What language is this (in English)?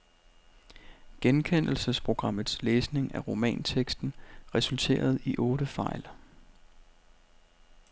Danish